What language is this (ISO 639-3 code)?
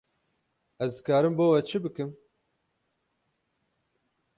kur